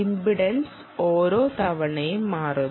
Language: Malayalam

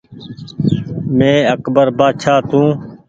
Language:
Goaria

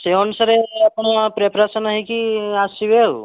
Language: Odia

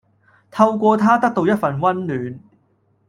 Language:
Cantonese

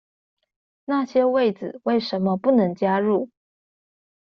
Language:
Chinese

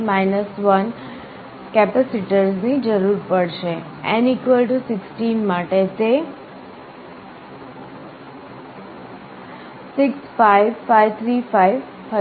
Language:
Gujarati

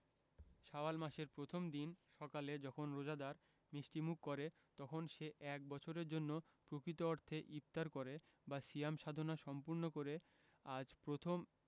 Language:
Bangla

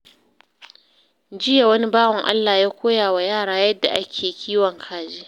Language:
Hausa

